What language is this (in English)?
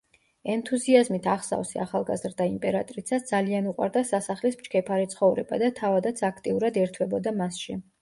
Georgian